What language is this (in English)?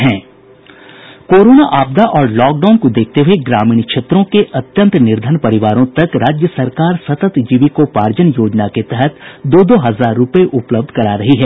Hindi